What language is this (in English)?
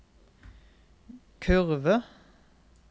Norwegian